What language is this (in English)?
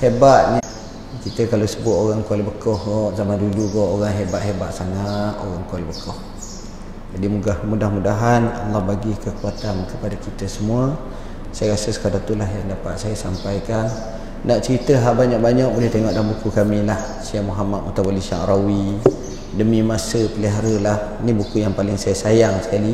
Malay